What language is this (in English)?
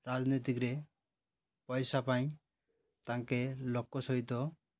Odia